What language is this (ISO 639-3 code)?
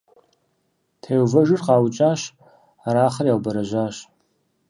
kbd